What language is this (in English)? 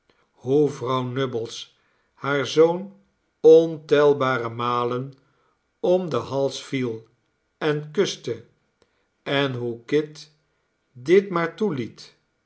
Dutch